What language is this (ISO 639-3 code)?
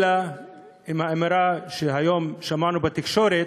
heb